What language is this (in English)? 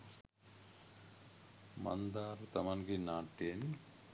Sinhala